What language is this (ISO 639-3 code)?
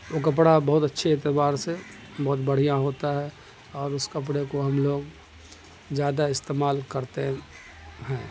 urd